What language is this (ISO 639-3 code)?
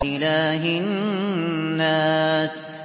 ara